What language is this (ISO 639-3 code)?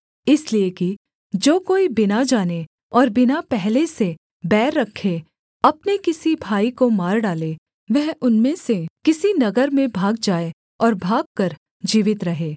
hin